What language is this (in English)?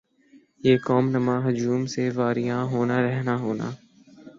Urdu